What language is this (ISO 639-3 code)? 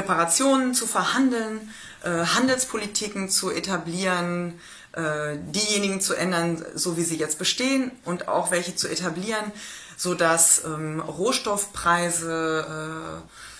deu